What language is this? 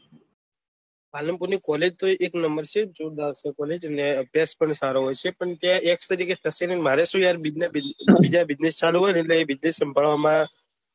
Gujarati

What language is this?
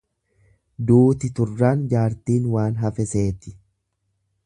Oromo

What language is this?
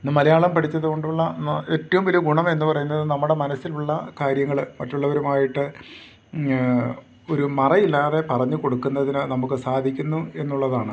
Malayalam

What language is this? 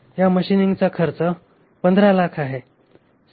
Marathi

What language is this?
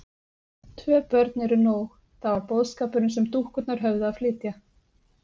Icelandic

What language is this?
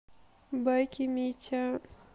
Russian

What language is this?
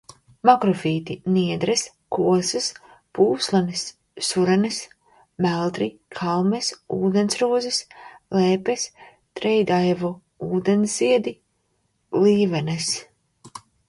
Latvian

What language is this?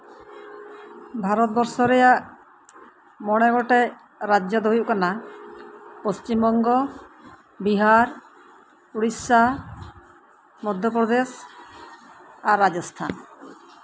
Santali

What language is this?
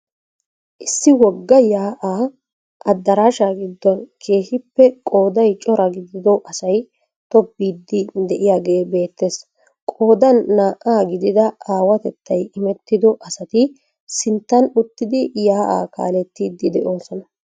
Wolaytta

